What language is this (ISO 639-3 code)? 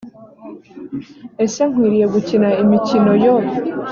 kin